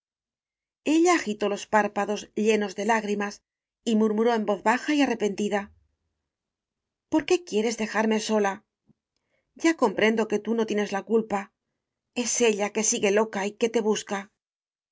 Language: Spanish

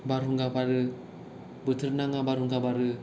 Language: Bodo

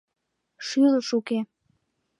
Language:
Mari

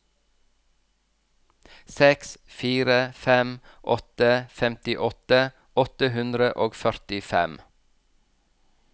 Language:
Norwegian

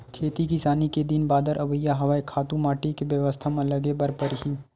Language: Chhattisgarhi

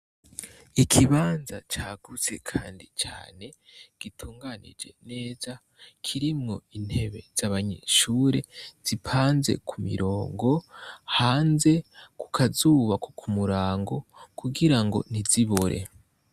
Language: Rundi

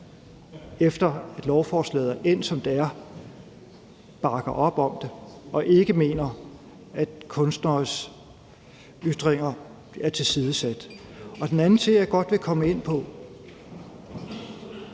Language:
Danish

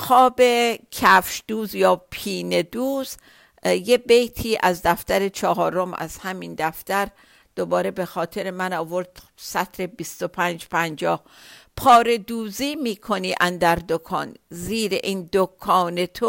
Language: Persian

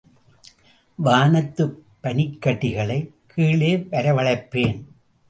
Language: Tamil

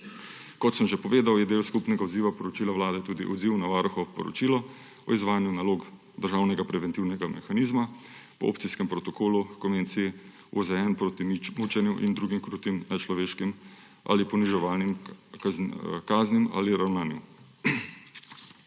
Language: Slovenian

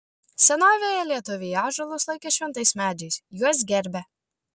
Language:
Lithuanian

